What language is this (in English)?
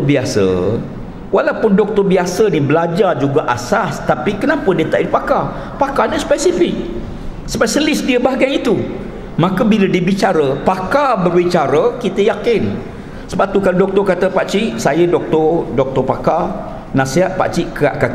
Malay